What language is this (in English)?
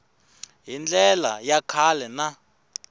Tsonga